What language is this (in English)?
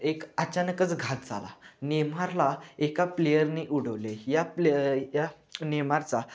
Marathi